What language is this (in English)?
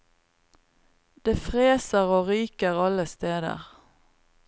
Norwegian